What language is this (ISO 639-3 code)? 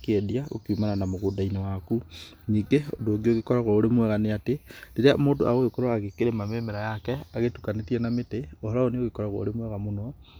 kik